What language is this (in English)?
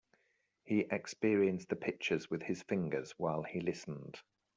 English